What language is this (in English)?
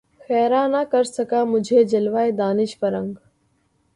Urdu